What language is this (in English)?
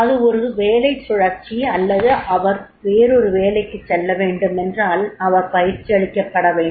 Tamil